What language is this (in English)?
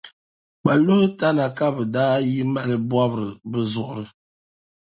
Dagbani